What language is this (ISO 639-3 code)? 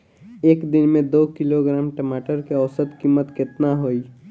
bho